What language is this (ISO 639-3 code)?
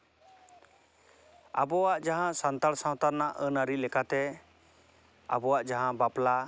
sat